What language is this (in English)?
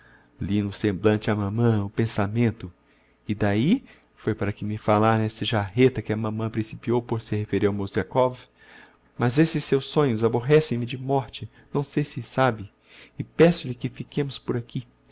Portuguese